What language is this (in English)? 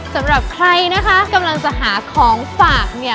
Thai